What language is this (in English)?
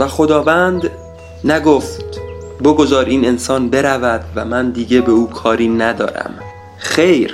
Persian